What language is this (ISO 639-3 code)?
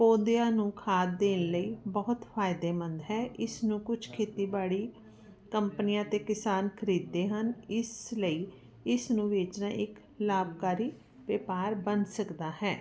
pan